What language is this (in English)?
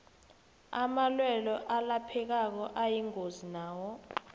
South Ndebele